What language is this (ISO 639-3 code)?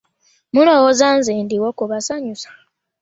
lug